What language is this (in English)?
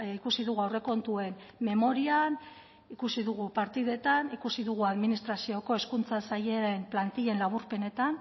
Basque